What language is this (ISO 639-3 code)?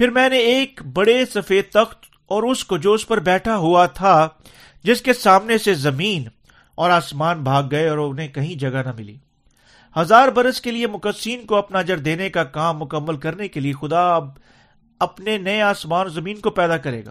urd